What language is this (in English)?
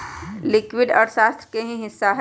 Magahi